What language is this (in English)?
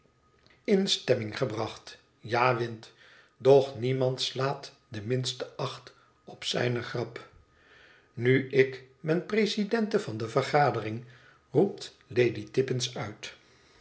Dutch